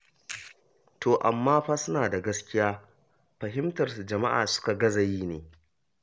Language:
Hausa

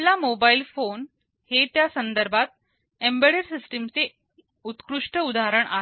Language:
Marathi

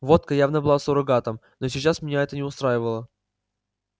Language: Russian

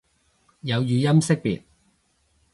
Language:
Cantonese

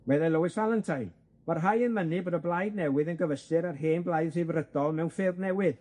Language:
Welsh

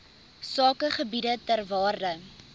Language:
Afrikaans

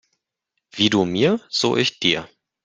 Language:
German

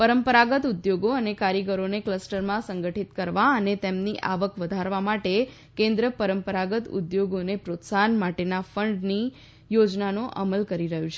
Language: Gujarati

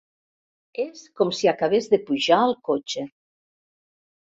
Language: Catalan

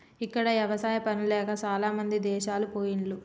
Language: Telugu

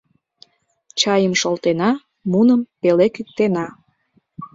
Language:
Mari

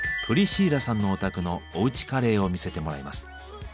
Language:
Japanese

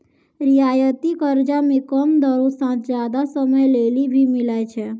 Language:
Maithili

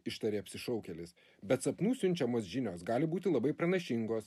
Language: Lithuanian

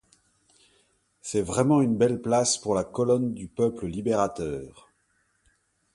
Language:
French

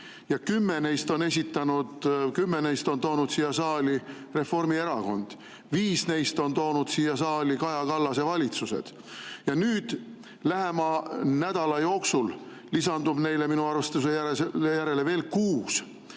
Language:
Estonian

